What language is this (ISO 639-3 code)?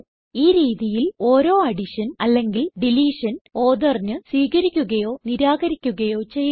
mal